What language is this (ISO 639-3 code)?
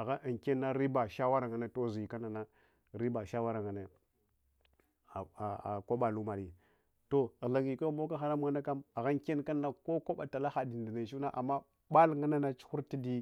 hwo